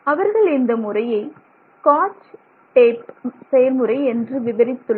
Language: Tamil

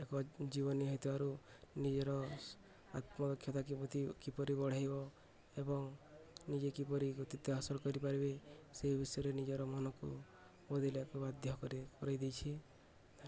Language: Odia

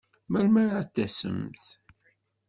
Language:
Kabyle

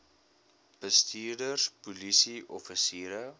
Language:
Afrikaans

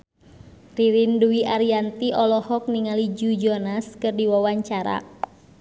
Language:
Sundanese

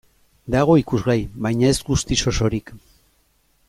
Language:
Basque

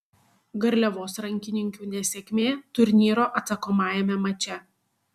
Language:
Lithuanian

